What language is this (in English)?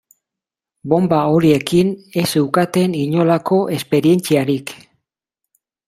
Basque